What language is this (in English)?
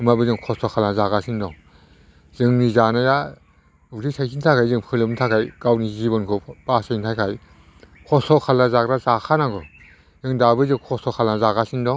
Bodo